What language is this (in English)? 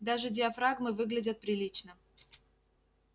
Russian